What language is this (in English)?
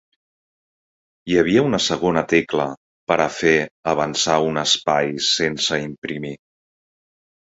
Catalan